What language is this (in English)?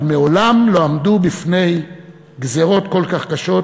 Hebrew